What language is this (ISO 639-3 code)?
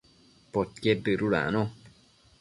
mcf